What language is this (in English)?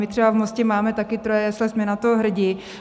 Czech